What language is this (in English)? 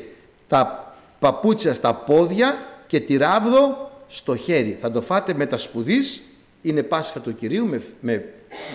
Greek